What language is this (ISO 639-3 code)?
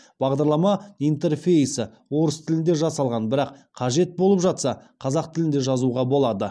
kaz